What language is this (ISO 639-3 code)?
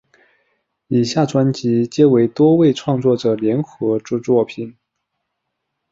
zho